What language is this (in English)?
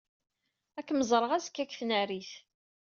Kabyle